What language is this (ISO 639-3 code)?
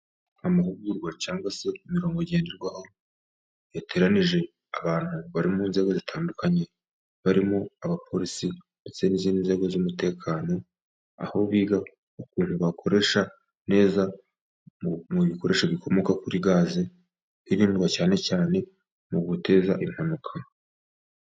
kin